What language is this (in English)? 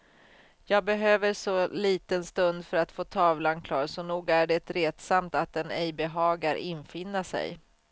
Swedish